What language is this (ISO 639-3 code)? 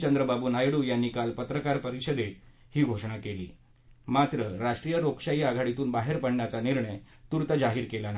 mar